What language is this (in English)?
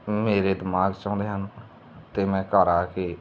Punjabi